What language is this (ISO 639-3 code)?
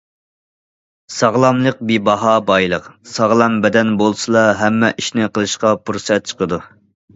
uig